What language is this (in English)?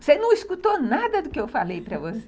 Portuguese